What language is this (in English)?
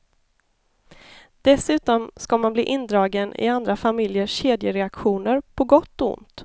Swedish